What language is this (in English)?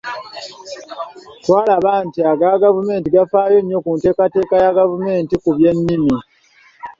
Ganda